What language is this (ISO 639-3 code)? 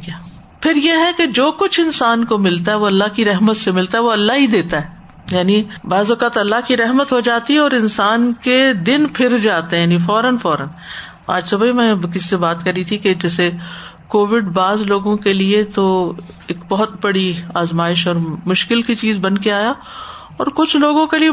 urd